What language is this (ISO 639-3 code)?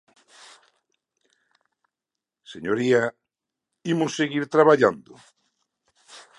glg